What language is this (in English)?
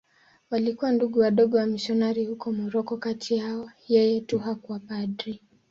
Swahili